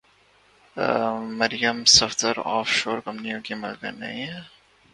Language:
Urdu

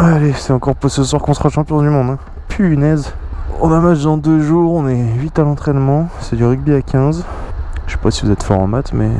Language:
French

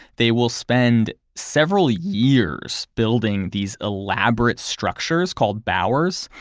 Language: English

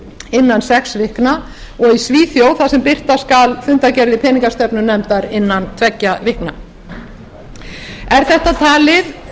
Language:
Icelandic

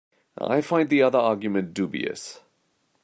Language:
English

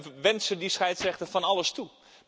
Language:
Dutch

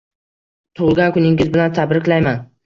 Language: Uzbek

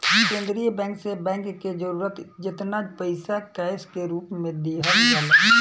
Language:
Bhojpuri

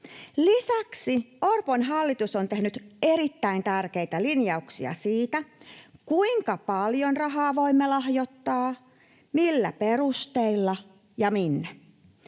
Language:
Finnish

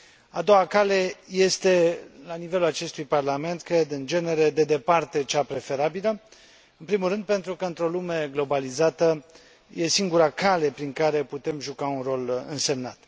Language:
Romanian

